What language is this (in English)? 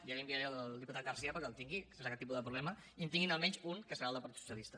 Catalan